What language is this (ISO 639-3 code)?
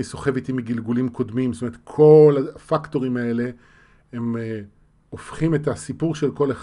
heb